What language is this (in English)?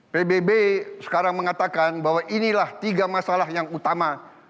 Indonesian